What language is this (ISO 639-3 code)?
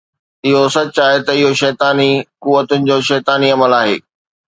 snd